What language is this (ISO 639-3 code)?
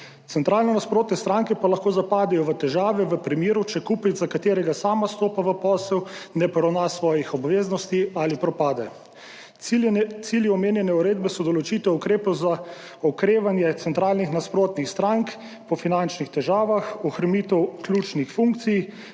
slv